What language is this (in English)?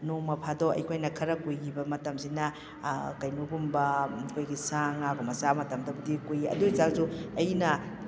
Manipuri